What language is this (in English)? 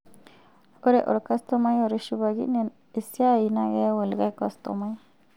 Masai